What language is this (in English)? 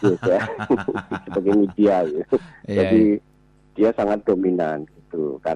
Indonesian